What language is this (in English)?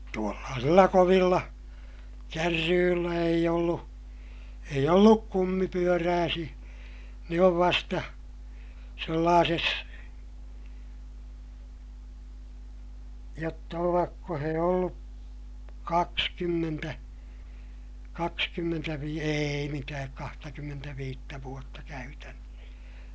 Finnish